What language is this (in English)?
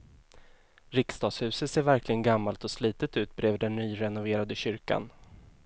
Swedish